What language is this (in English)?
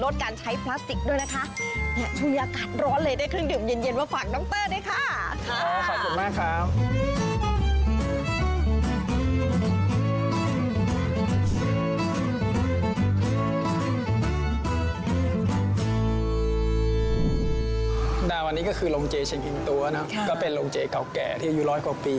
Thai